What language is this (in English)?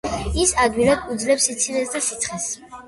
Georgian